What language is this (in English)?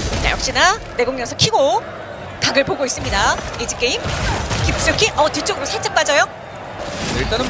Korean